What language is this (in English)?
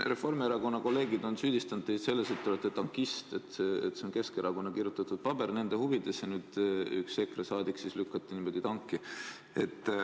Estonian